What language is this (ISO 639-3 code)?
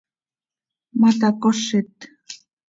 sei